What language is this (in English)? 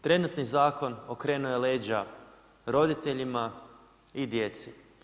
Croatian